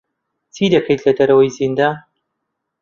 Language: Central Kurdish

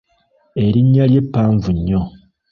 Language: Ganda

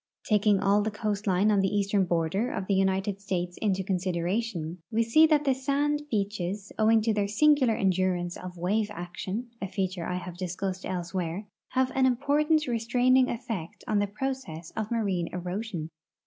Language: English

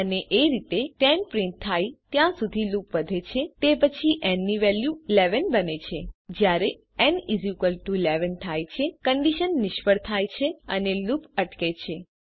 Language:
Gujarati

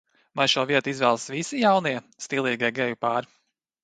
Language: Latvian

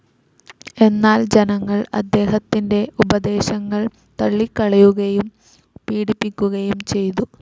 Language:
Malayalam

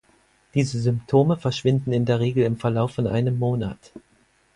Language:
German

